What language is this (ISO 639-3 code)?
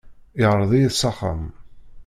kab